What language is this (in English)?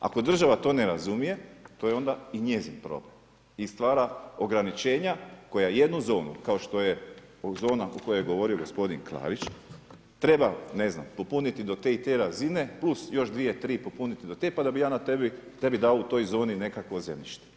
Croatian